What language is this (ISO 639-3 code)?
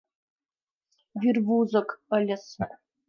chm